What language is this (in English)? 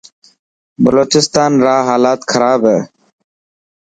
Dhatki